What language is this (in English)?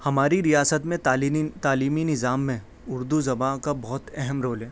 Urdu